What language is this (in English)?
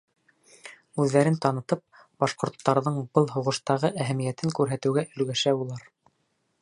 Bashkir